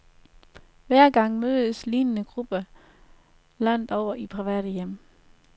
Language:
Danish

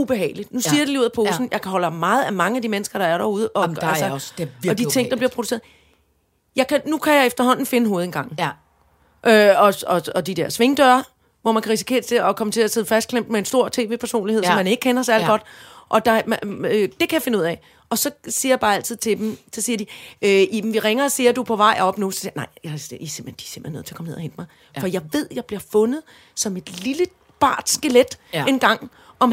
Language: Danish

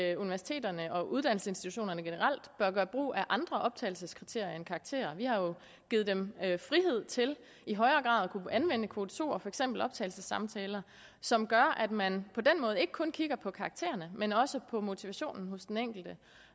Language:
Danish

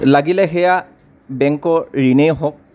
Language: Assamese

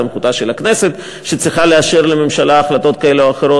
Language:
Hebrew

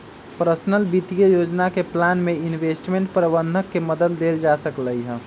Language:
Magahi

